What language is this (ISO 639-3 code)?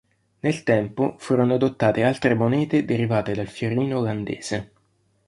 ita